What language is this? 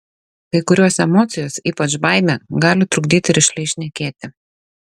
Lithuanian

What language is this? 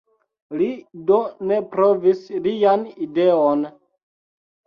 Esperanto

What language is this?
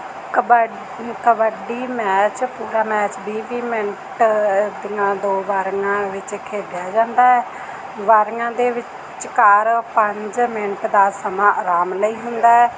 Punjabi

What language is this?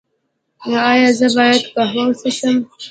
Pashto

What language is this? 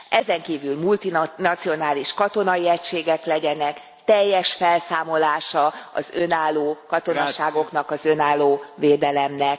Hungarian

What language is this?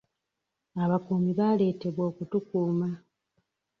Ganda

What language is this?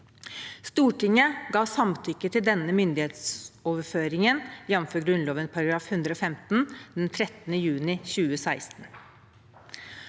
Norwegian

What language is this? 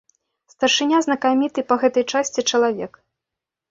Belarusian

